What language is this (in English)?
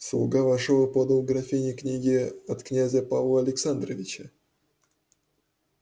Russian